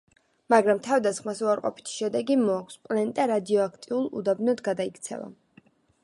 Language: Georgian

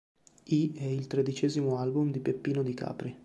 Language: Italian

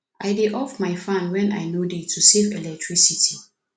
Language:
Nigerian Pidgin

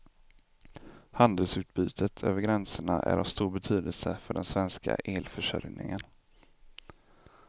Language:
Swedish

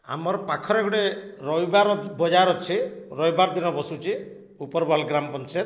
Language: Odia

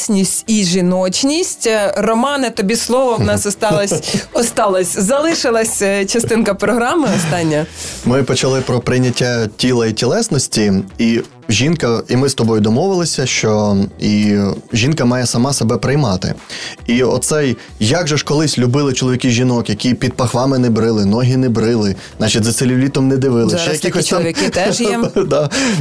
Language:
Ukrainian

